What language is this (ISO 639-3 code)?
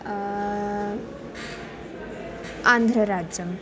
san